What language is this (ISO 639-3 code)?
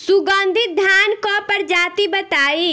bho